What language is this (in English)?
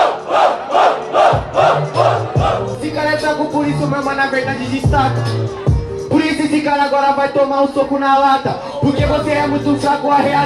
Portuguese